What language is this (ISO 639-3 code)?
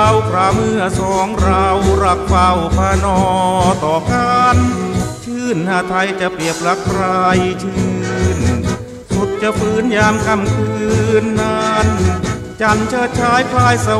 tha